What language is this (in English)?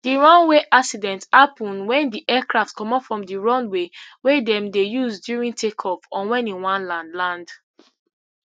Nigerian Pidgin